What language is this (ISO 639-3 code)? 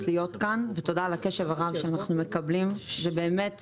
heb